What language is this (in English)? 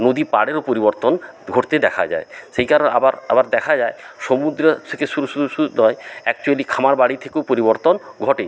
Bangla